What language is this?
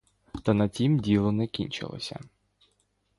Ukrainian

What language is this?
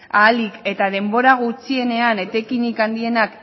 Basque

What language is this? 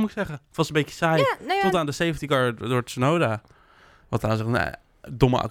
Dutch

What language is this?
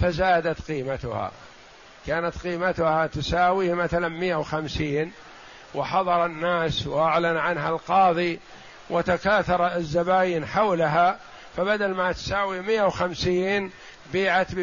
Arabic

